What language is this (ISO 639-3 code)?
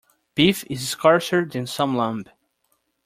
eng